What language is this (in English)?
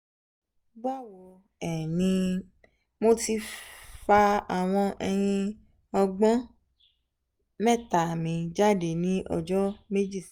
Yoruba